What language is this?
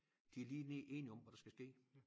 Danish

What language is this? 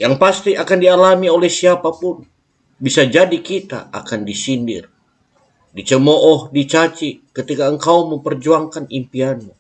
Indonesian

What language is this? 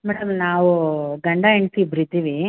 Kannada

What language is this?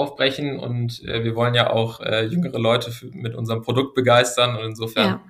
German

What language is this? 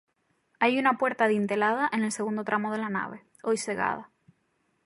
Spanish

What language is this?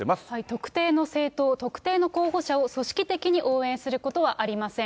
Japanese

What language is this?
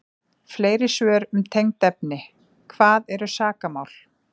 Icelandic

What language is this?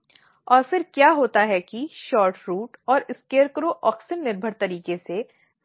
Hindi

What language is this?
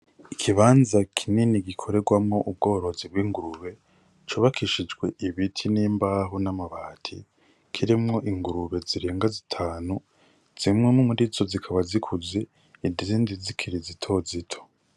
Rundi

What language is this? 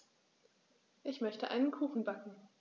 German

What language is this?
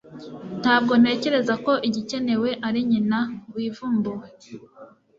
Kinyarwanda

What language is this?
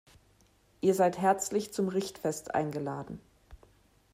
German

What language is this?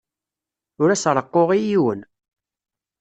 Kabyle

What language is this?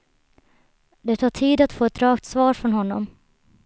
Swedish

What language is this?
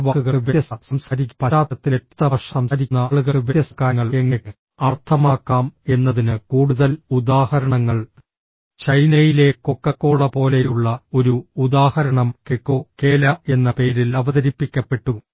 Malayalam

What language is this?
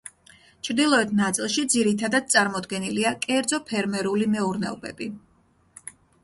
Georgian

